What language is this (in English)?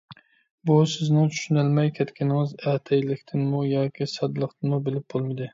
Uyghur